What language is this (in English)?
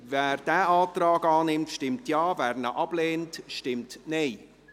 Swiss German